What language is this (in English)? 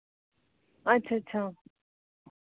Dogri